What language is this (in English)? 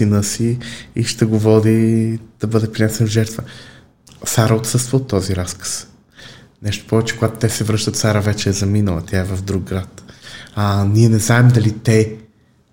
Bulgarian